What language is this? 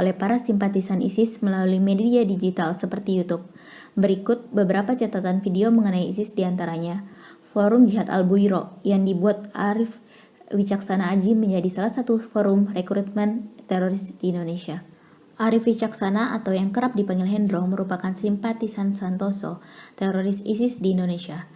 Indonesian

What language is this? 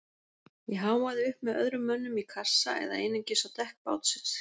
Icelandic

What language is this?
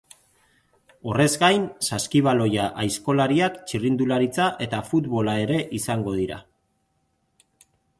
Basque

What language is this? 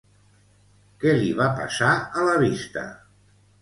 Catalan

